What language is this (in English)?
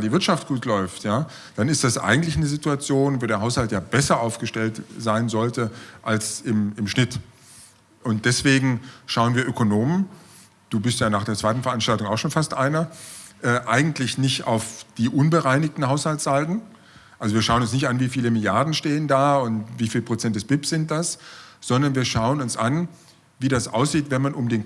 German